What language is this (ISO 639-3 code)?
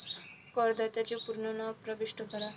mar